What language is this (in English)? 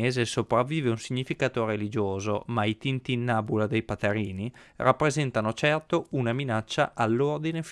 Italian